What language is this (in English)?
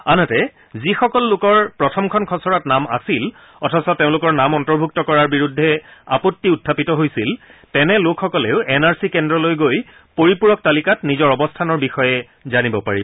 Assamese